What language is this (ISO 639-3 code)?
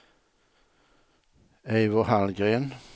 swe